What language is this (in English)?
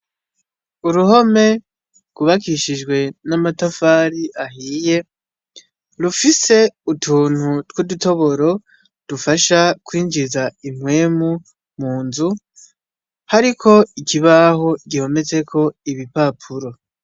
Rundi